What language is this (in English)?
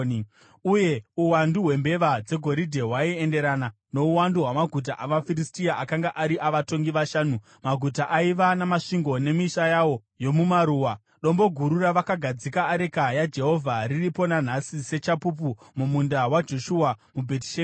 Shona